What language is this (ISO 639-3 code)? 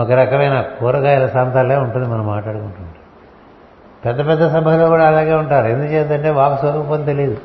tel